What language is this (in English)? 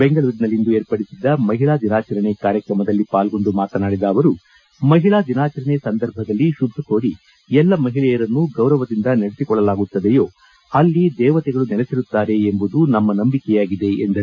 Kannada